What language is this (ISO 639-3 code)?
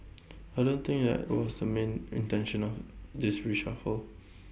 eng